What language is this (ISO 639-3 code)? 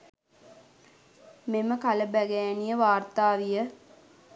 sin